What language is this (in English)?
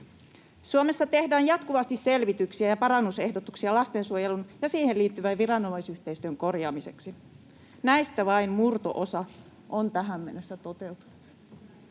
Finnish